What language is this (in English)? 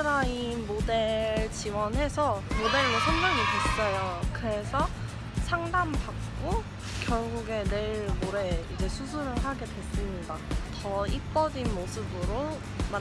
Korean